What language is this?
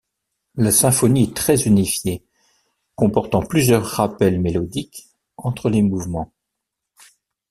French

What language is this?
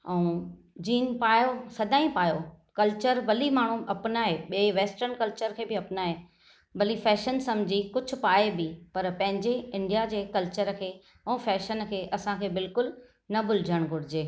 Sindhi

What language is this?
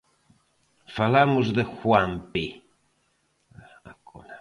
Galician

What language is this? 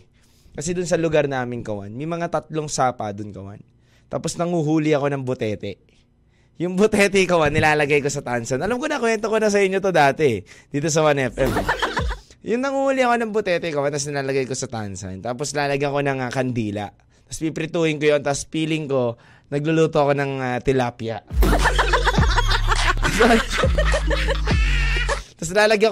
Filipino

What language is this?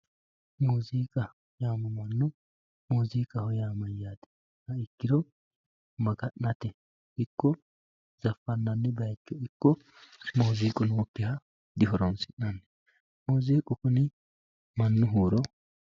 Sidamo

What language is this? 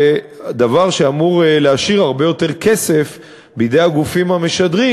Hebrew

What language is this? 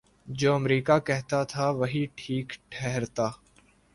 Urdu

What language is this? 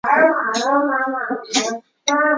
Chinese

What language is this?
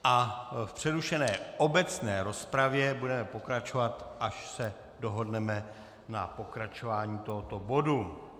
Czech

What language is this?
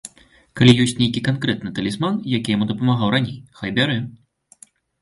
Belarusian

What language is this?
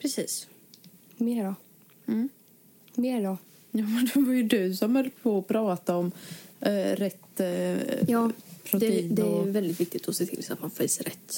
Swedish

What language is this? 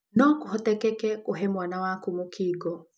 Kikuyu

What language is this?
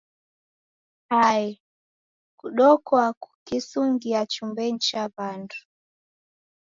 Taita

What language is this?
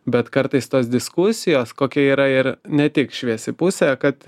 Lithuanian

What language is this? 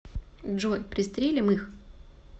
Russian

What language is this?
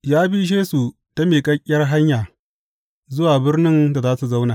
Hausa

